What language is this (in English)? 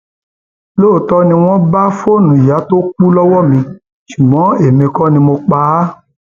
Yoruba